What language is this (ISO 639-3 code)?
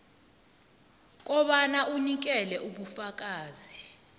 nbl